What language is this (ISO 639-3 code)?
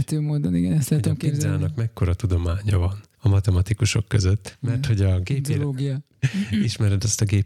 hun